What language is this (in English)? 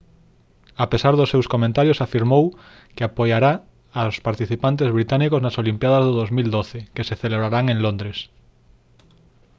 Galician